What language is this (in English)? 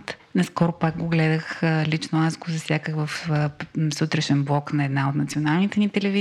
Bulgarian